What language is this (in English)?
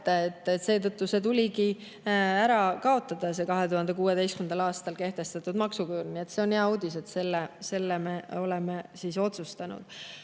Estonian